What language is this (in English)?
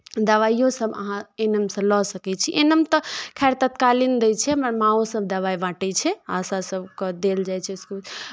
Maithili